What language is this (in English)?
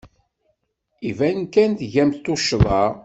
Kabyle